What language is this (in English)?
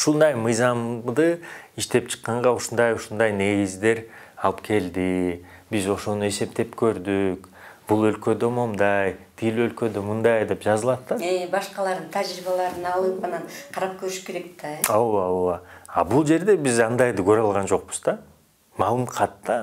Turkish